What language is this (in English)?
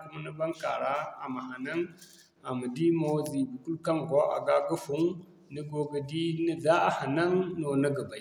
Zarma